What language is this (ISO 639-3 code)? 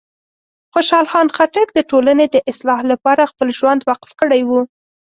pus